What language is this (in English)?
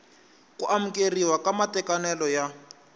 Tsonga